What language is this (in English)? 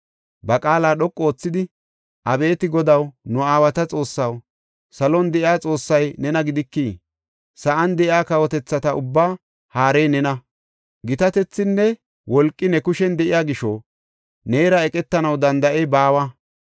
Gofa